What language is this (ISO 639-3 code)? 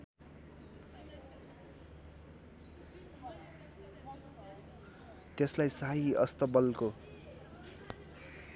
nep